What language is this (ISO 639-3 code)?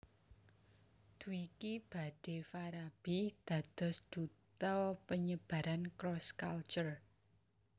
jav